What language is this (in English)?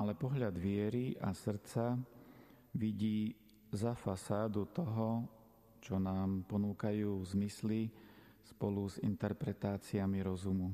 Slovak